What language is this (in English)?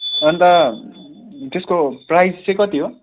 Nepali